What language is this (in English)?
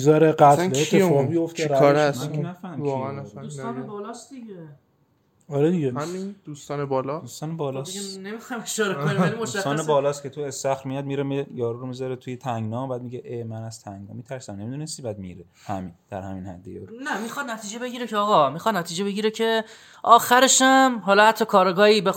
Persian